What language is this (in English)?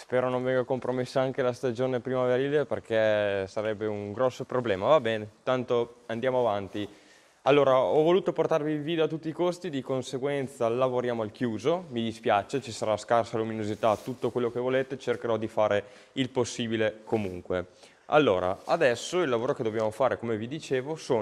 Italian